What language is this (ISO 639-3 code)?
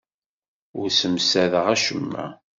kab